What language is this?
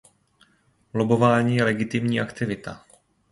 Czech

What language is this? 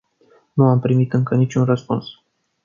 Romanian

